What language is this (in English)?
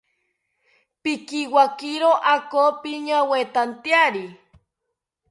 South Ucayali Ashéninka